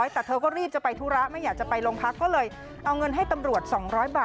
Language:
Thai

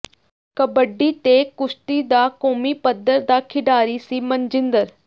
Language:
Punjabi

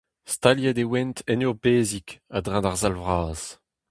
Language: Breton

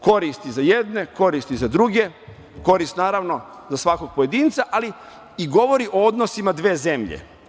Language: Serbian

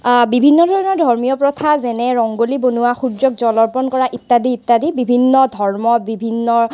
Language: Assamese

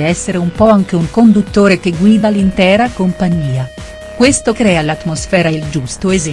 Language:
Italian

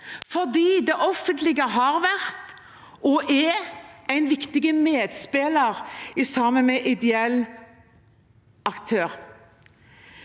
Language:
Norwegian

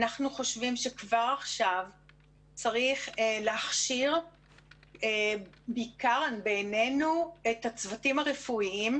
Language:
Hebrew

